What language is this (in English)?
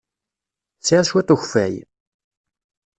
Kabyle